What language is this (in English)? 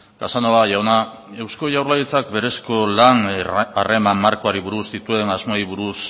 Basque